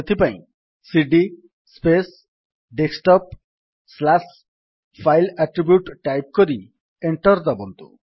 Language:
Odia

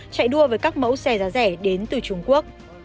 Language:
Vietnamese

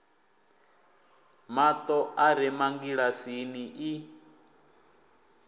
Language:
Venda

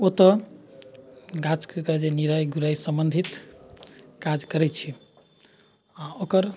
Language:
Maithili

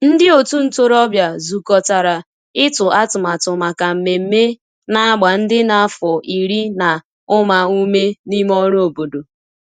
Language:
Igbo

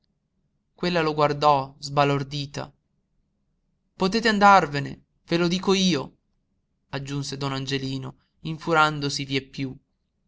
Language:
Italian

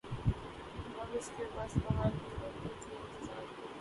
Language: Urdu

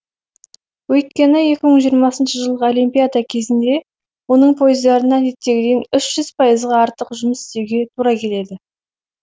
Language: Kazakh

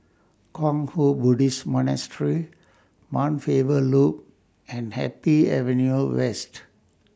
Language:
English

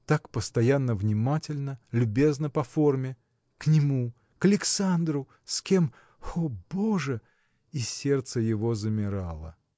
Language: Russian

